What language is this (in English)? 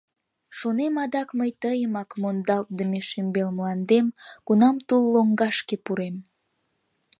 Mari